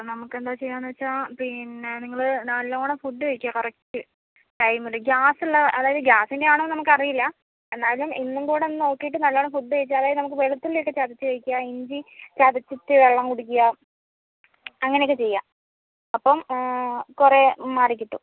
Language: Malayalam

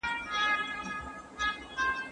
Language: Pashto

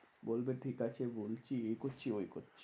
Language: Bangla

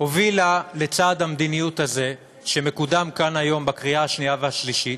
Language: Hebrew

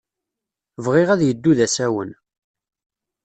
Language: Kabyle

